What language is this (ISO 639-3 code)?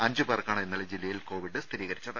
mal